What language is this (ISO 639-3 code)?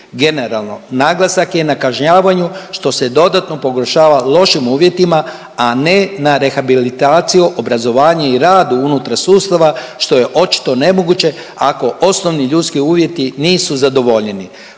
hrv